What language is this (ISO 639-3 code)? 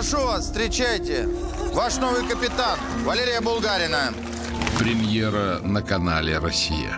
rus